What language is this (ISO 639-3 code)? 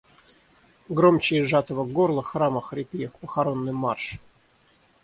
rus